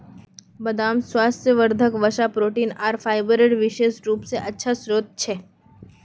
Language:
Magahi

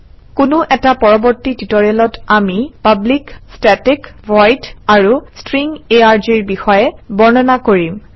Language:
Assamese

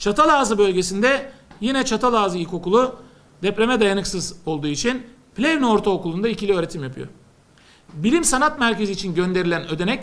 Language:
Turkish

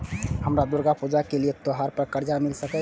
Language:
Maithili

